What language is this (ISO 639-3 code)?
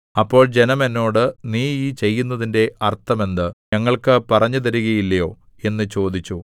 mal